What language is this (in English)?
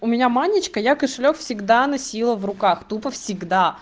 Russian